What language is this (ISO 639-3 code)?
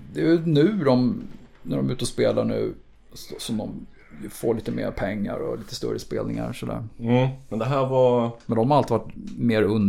swe